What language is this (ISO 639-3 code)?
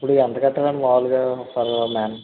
tel